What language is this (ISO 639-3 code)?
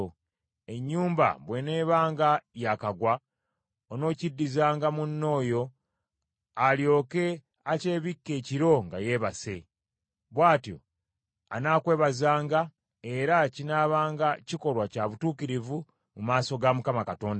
lug